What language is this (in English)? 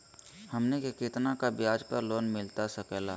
Magahi